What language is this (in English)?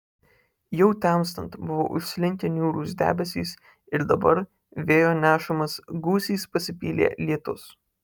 Lithuanian